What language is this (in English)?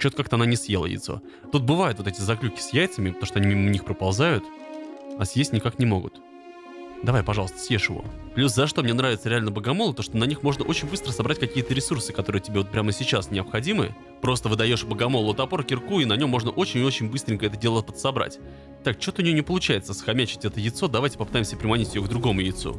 Russian